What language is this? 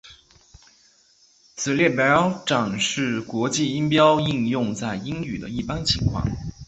Chinese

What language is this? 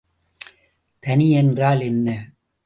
Tamil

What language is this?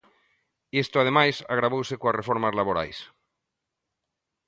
Galician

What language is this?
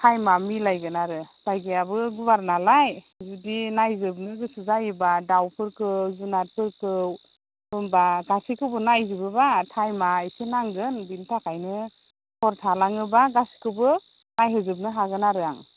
Bodo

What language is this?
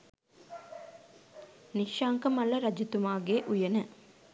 Sinhala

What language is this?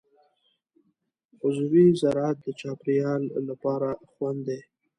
Pashto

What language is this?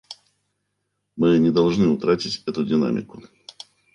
Russian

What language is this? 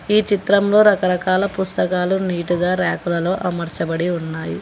Telugu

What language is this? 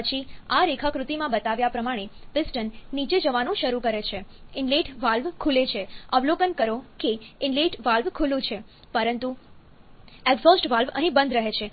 Gujarati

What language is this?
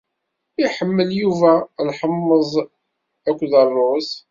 Kabyle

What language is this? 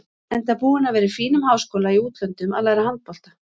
Icelandic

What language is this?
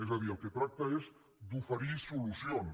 Catalan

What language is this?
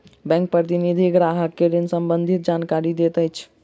Maithili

